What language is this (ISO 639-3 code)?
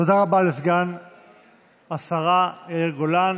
heb